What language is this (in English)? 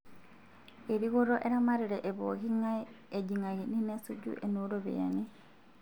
Masai